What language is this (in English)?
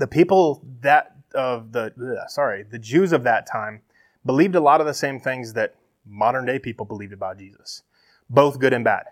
English